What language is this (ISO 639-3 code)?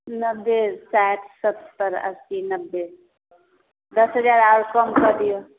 mai